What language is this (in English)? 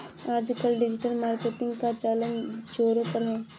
Hindi